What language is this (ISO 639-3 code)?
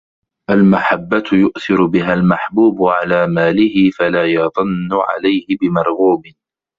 ara